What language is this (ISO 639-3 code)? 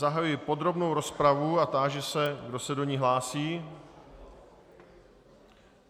ces